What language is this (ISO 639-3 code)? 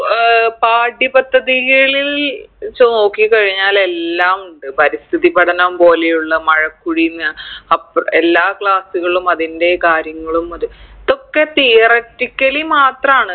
mal